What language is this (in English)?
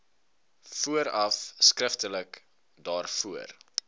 Afrikaans